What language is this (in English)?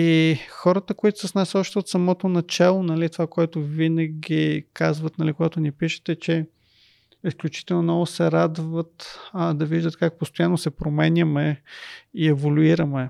Bulgarian